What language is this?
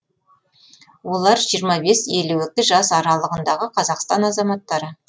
Kazakh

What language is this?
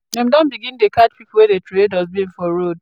Nigerian Pidgin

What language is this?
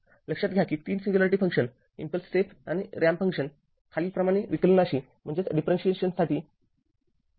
Marathi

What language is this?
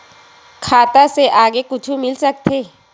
Chhattisgarhi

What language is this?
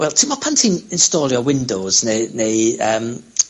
Welsh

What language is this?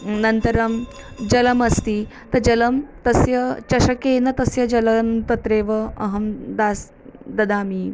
Sanskrit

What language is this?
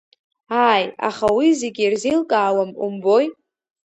Abkhazian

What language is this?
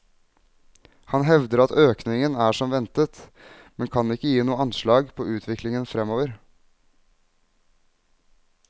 Norwegian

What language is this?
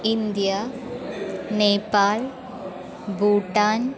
Sanskrit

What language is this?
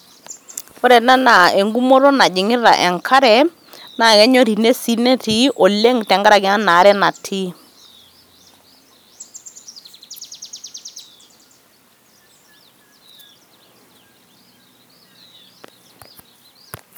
Masai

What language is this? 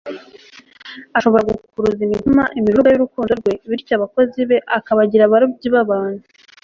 Kinyarwanda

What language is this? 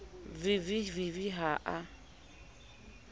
Southern Sotho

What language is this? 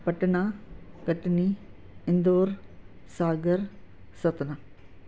Sindhi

